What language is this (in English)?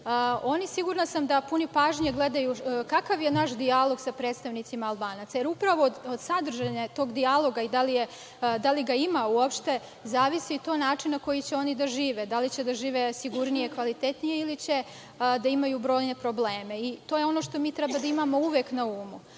Serbian